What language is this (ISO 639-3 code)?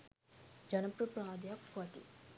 sin